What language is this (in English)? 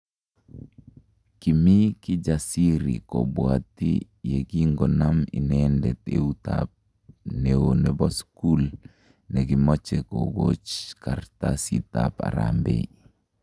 Kalenjin